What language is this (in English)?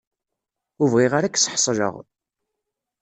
Kabyle